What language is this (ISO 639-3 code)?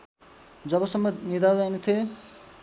nep